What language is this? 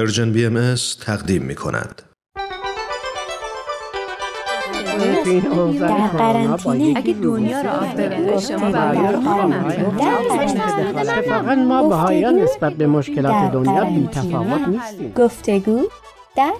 Persian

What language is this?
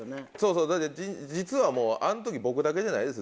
Japanese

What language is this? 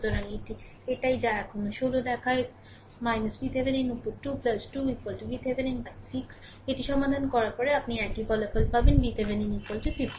Bangla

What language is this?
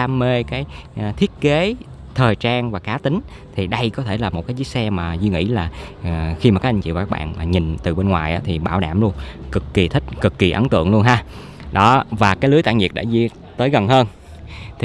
Vietnamese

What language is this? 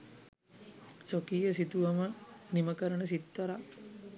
Sinhala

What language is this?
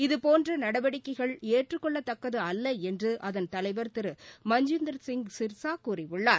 Tamil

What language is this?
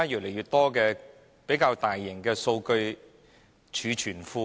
Cantonese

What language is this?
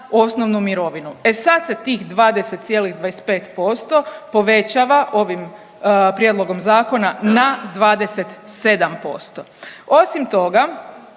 Croatian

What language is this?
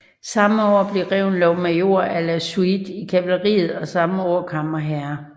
Danish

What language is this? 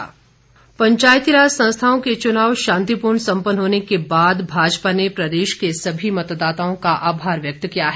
Hindi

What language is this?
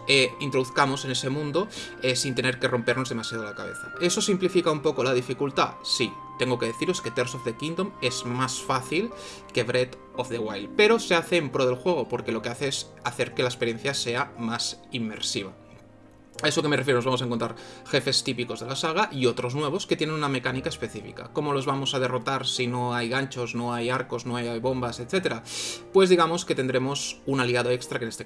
Spanish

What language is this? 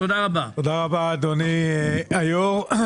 Hebrew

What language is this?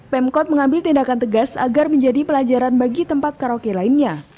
Indonesian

